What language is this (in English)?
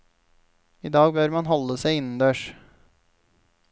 Norwegian